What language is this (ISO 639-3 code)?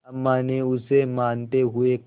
hin